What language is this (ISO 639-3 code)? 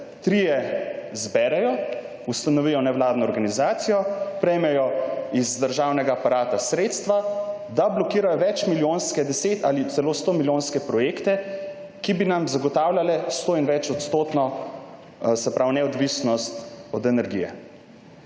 slv